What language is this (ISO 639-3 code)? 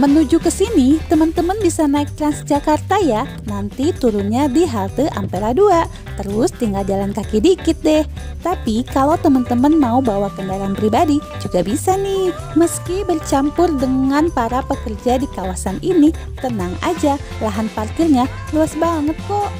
ind